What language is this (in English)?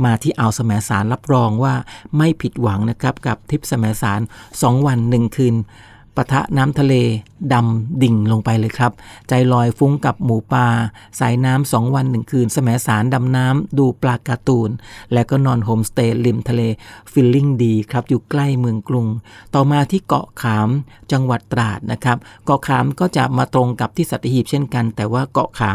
Thai